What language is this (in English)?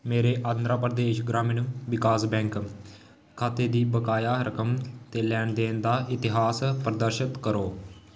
Dogri